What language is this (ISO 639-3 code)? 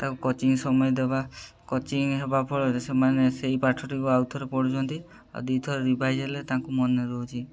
ori